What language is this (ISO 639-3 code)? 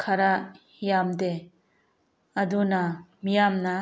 mni